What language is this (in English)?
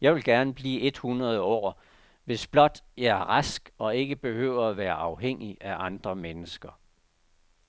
Danish